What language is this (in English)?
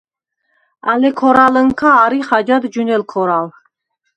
Svan